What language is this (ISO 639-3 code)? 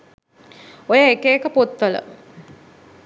sin